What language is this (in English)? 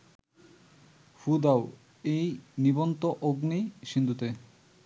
Bangla